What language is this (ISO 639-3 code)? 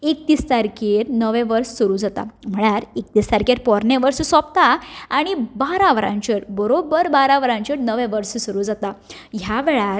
kok